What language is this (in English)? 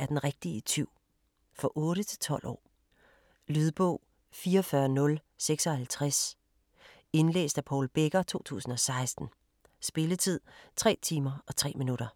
Danish